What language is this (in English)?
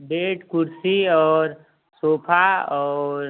Hindi